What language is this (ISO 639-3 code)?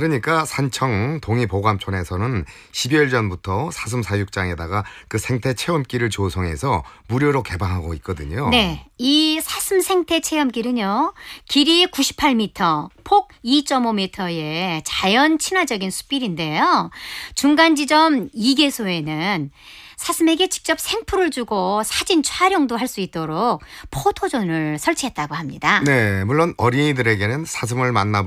kor